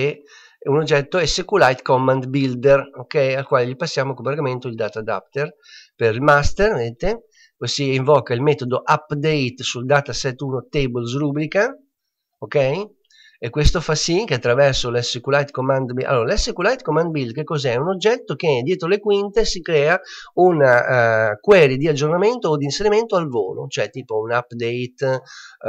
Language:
Italian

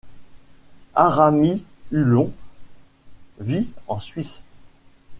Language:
French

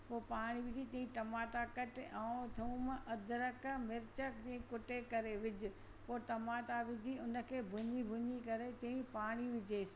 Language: Sindhi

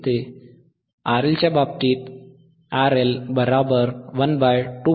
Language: Marathi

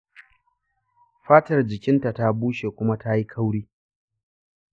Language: Hausa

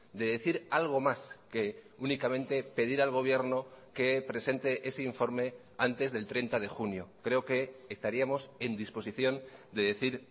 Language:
Spanish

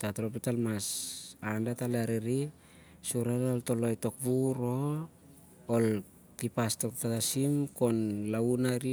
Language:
Siar-Lak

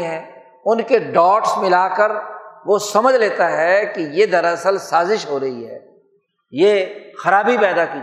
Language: Urdu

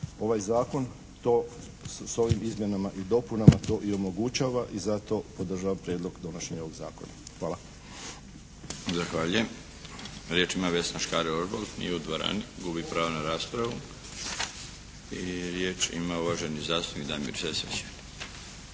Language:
Croatian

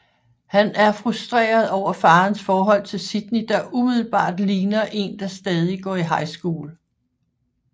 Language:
Danish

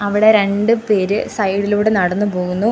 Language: Malayalam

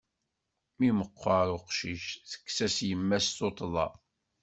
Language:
Kabyle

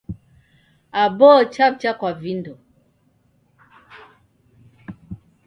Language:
Taita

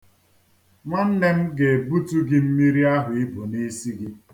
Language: Igbo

